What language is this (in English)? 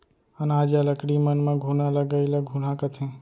Chhattisgarhi